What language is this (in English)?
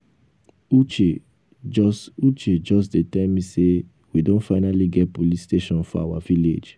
Nigerian Pidgin